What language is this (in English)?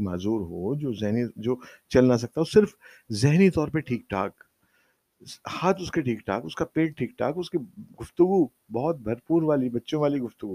Urdu